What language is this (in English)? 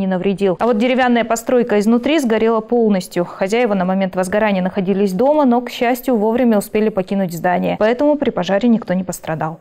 Russian